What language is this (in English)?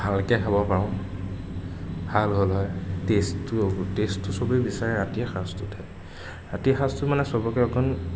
Assamese